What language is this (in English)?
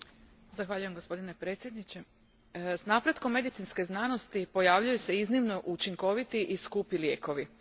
Croatian